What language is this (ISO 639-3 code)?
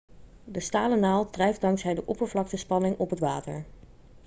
nld